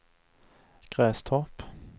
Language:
Swedish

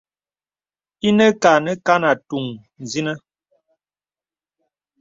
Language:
Bebele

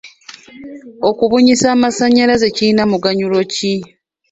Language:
Ganda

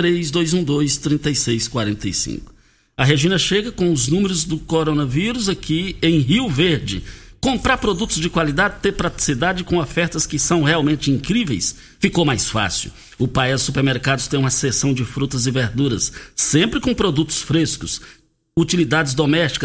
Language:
Portuguese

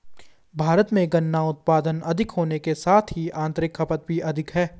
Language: Hindi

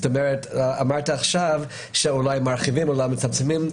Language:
Hebrew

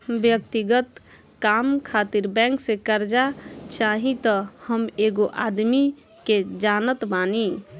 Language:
Bhojpuri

